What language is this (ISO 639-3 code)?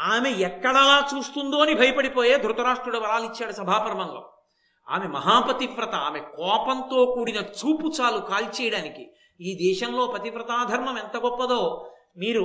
tel